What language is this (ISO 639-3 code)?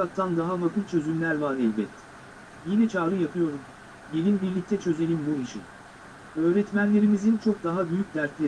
tur